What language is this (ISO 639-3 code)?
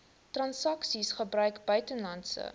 afr